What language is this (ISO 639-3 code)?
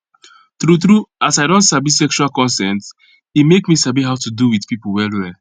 pcm